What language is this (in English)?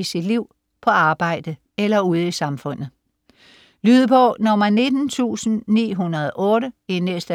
Danish